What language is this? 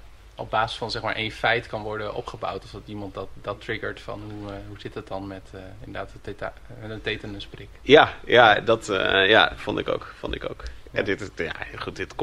Dutch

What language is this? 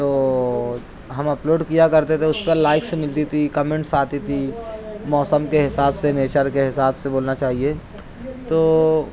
Urdu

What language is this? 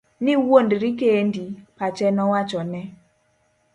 Luo (Kenya and Tanzania)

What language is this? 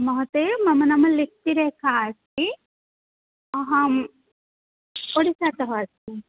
Sanskrit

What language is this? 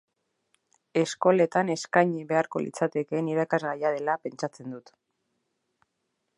Basque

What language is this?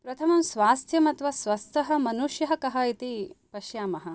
Sanskrit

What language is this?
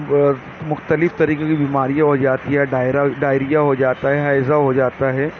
Urdu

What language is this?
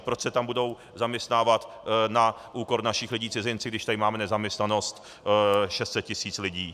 Czech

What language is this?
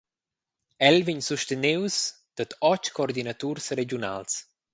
Romansh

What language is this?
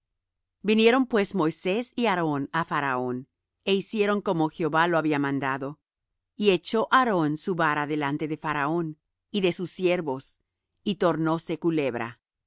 Spanish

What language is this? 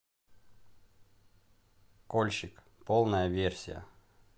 Russian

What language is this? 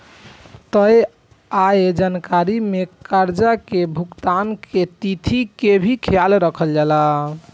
Bhojpuri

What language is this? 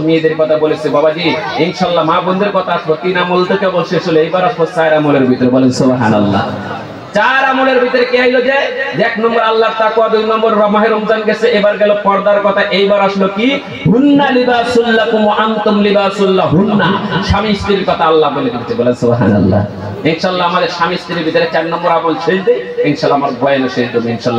Arabic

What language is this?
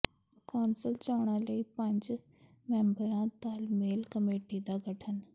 Punjabi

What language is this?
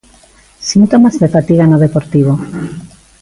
Galician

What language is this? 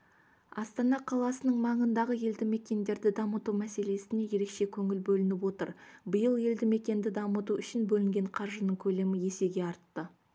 Kazakh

